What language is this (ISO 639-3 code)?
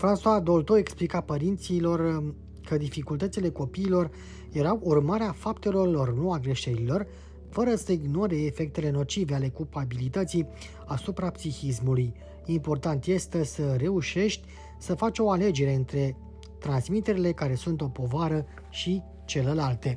ron